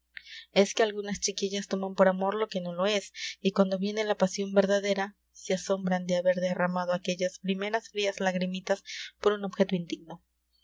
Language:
Spanish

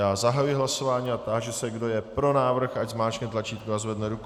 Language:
Czech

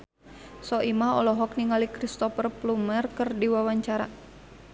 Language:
Sundanese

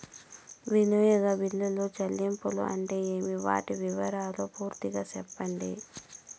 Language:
Telugu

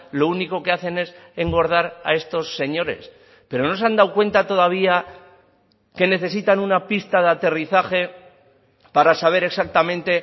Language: Spanish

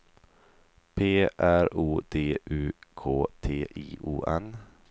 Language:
Swedish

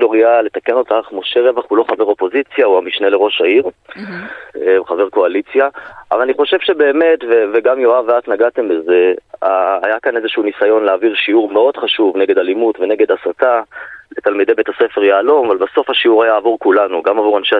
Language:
Hebrew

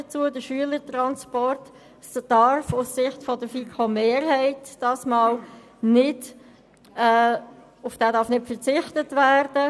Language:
Swiss German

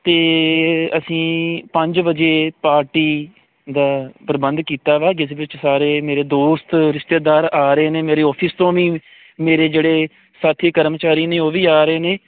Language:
Punjabi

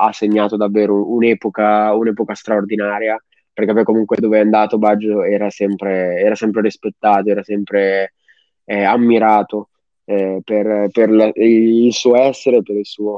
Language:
Italian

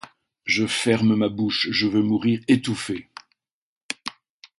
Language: French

